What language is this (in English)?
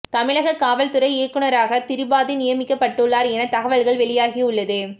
Tamil